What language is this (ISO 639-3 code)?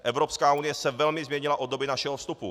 ces